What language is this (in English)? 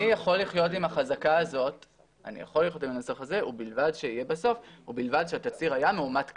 Hebrew